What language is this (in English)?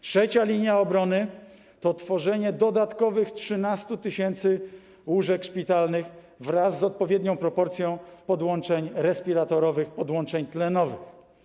Polish